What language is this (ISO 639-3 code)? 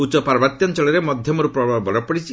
ori